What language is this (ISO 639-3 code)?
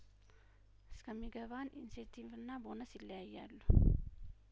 amh